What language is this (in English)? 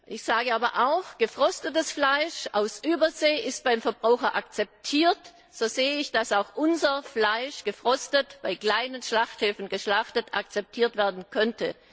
German